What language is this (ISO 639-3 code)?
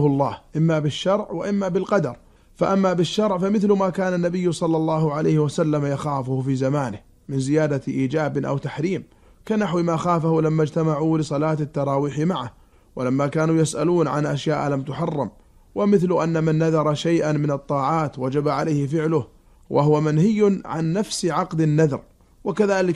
ara